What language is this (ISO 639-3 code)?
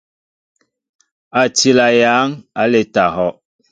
mbo